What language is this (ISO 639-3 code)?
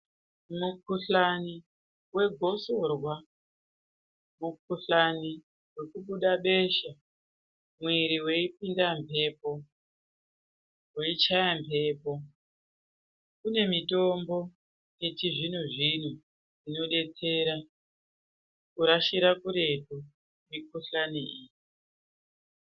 ndc